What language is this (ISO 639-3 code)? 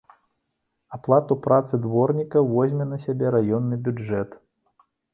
bel